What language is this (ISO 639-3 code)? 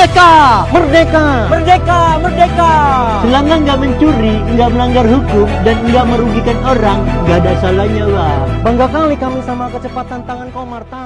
ind